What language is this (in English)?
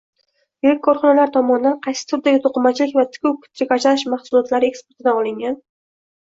Uzbek